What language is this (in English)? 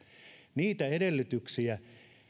Finnish